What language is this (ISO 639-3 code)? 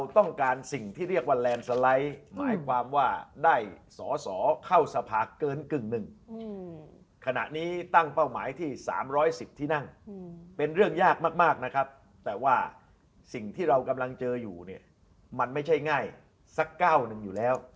tha